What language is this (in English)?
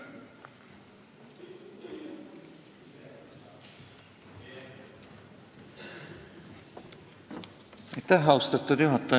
Estonian